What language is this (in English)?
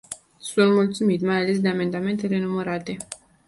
Romanian